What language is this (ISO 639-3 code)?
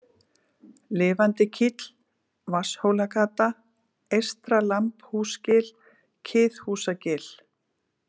isl